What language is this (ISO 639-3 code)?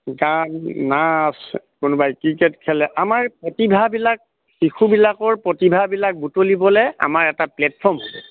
asm